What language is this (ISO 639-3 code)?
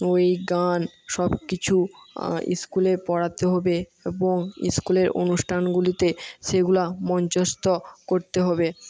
ben